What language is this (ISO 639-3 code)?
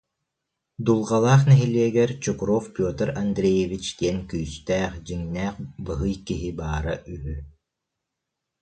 sah